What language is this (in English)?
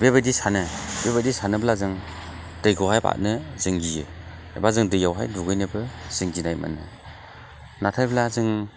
Bodo